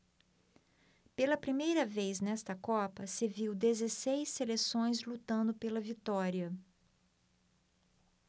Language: Portuguese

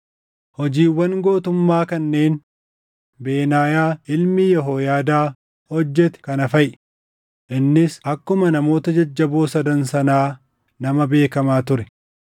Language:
Oromo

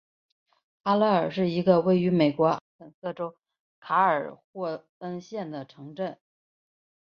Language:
Chinese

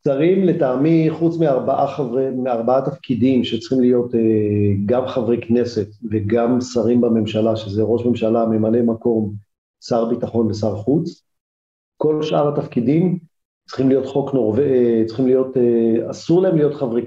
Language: Hebrew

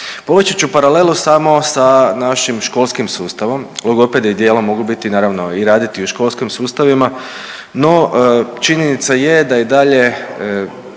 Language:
Croatian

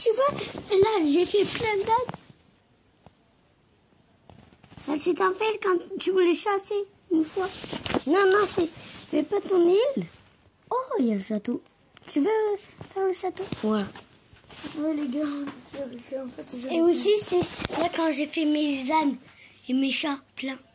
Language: French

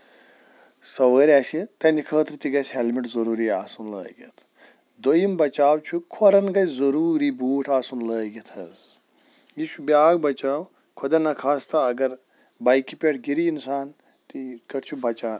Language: Kashmiri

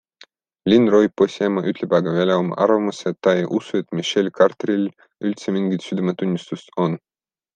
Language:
Estonian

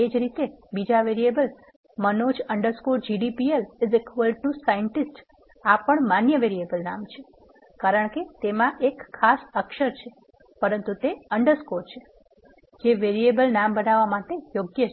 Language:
Gujarati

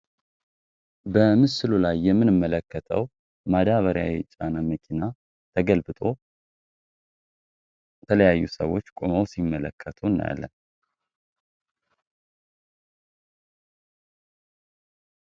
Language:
Amharic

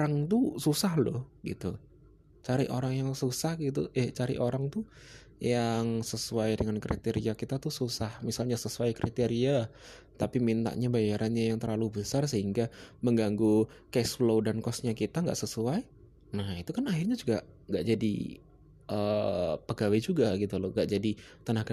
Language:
Indonesian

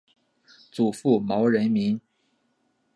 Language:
Chinese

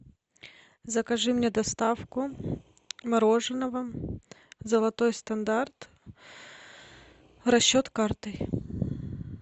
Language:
Russian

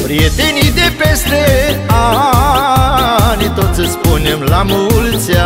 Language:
Romanian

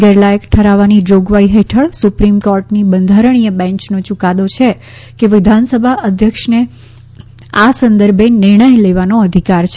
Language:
Gujarati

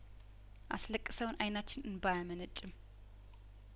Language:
Amharic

